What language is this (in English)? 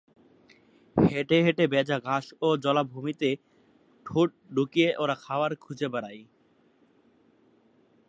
Bangla